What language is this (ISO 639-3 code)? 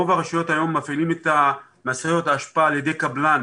heb